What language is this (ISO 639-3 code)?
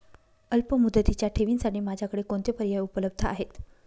mar